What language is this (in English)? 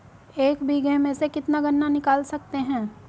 Hindi